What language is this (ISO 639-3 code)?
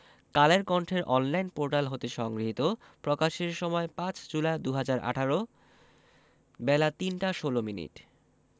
ben